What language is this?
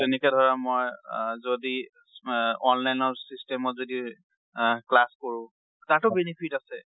Assamese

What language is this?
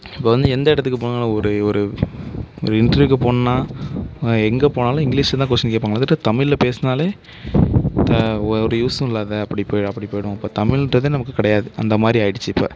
Tamil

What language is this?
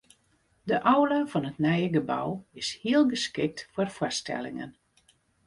Western Frisian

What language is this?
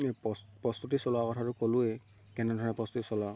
Assamese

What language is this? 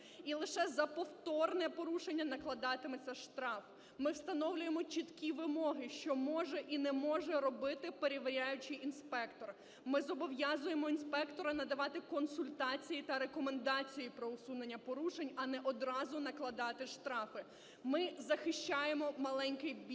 Ukrainian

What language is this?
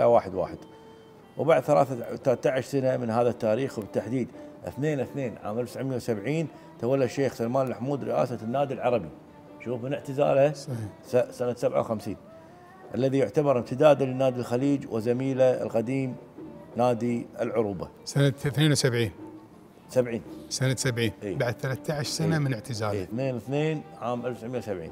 Arabic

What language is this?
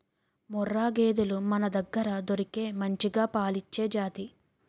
Telugu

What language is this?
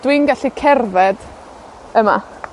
Welsh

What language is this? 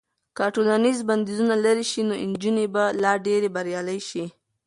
Pashto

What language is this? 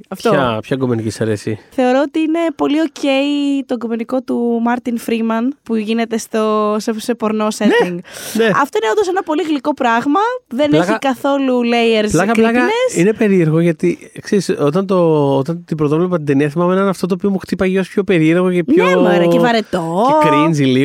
Greek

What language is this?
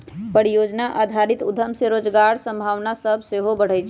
Magahi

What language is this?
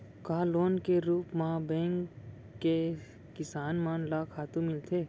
Chhattisgarhi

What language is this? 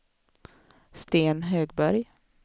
Swedish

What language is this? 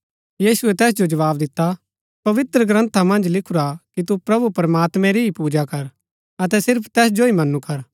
Gaddi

